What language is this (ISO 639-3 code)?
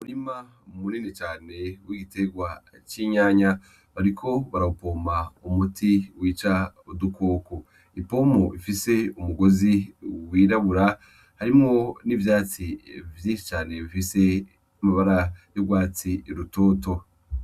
run